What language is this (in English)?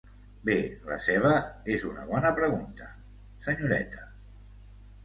Catalan